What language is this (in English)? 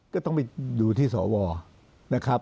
Thai